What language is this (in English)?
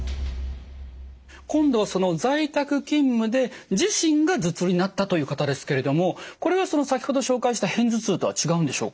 Japanese